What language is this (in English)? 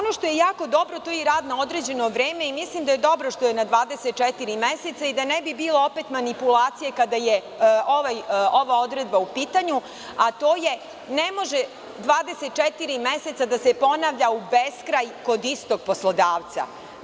Serbian